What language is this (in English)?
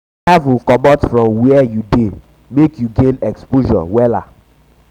Nigerian Pidgin